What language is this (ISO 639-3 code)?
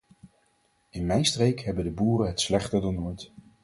nld